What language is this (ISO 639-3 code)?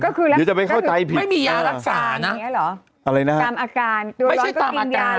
tha